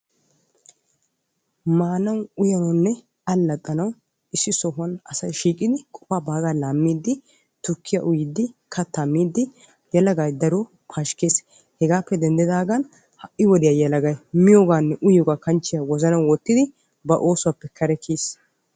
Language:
Wolaytta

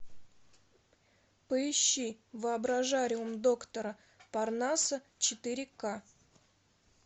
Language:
Russian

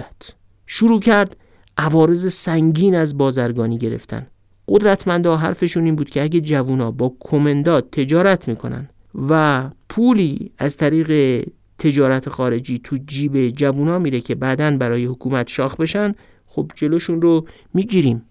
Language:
Persian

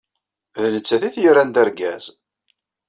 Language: Kabyle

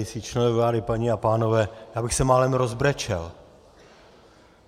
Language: Czech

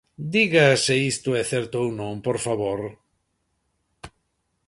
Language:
Galician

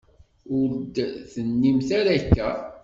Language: Kabyle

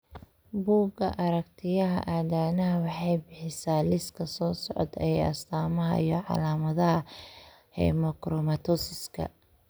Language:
Somali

